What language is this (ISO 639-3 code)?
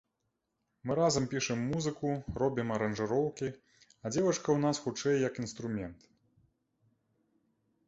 bel